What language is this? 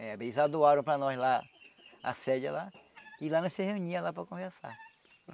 Portuguese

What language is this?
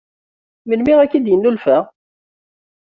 Kabyle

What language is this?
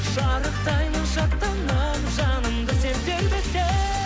Kazakh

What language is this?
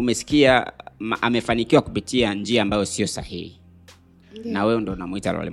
Swahili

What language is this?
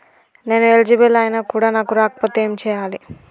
Telugu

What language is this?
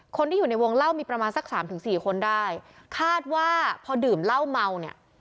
Thai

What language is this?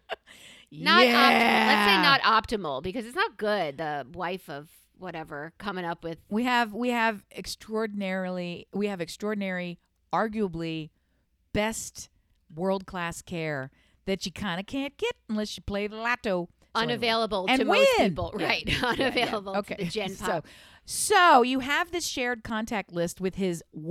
English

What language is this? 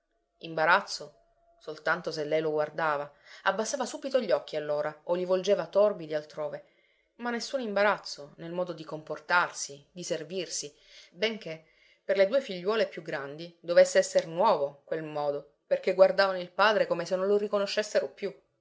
Italian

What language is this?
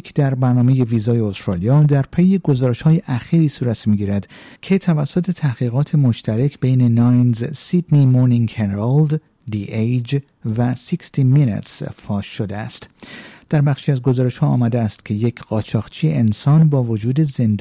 Persian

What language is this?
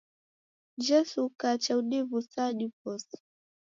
Taita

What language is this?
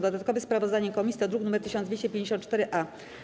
Polish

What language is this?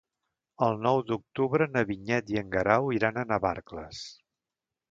Catalan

